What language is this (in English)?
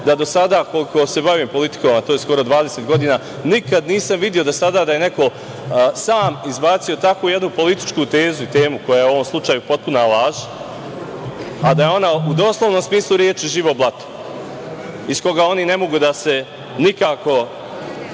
Serbian